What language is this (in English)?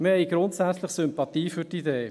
Swiss German